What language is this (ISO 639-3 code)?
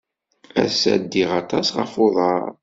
kab